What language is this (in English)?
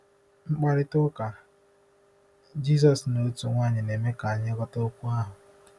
Igbo